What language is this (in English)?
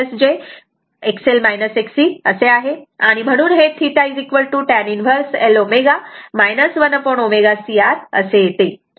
Marathi